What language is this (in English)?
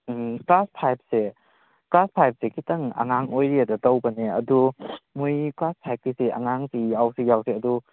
Manipuri